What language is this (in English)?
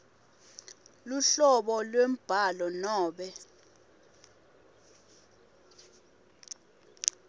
Swati